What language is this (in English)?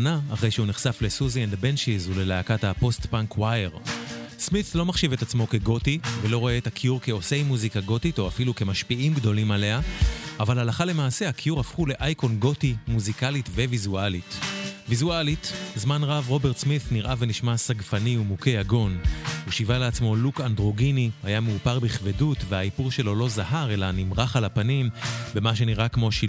Hebrew